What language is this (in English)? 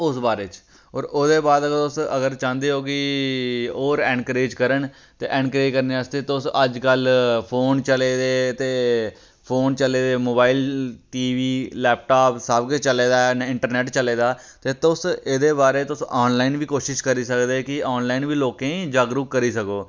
Dogri